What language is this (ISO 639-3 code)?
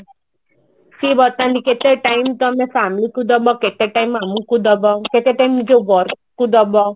ori